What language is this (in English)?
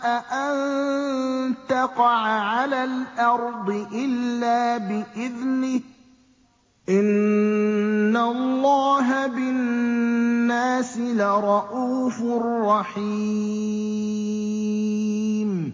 Arabic